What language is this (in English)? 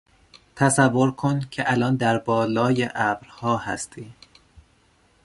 Persian